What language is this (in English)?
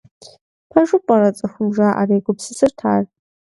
Kabardian